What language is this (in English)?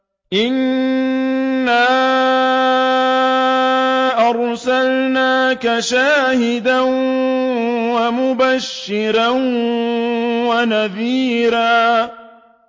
Arabic